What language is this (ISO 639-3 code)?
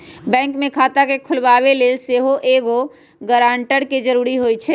mag